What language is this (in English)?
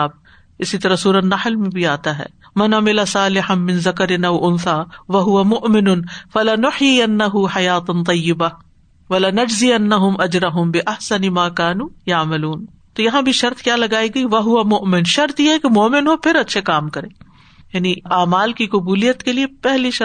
Urdu